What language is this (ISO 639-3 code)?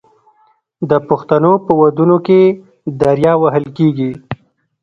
pus